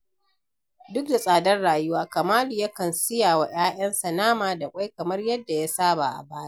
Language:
Hausa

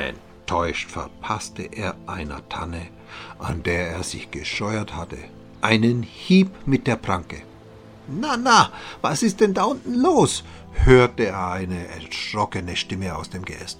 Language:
German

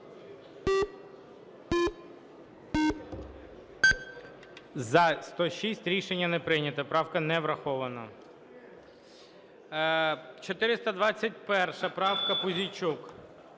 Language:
Ukrainian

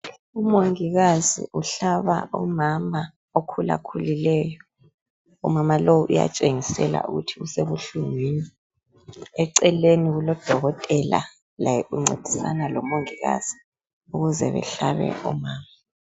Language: North Ndebele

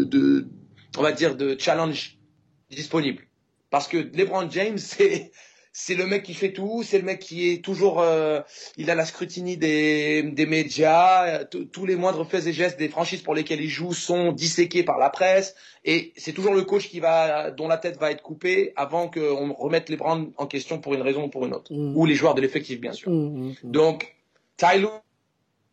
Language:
French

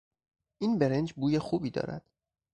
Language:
Persian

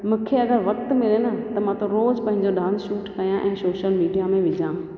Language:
Sindhi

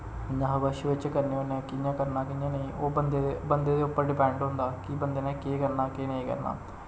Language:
Dogri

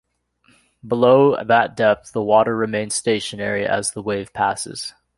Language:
English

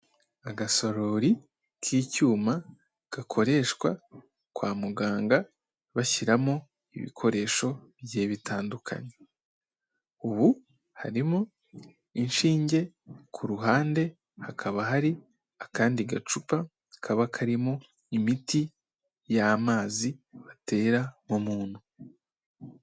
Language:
Kinyarwanda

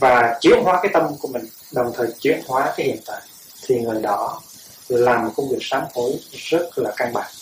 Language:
Vietnamese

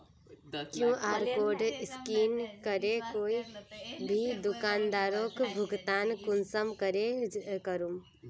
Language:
Magahi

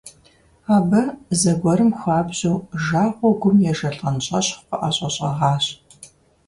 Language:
Kabardian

